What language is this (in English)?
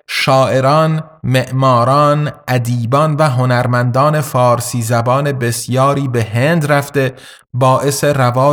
Persian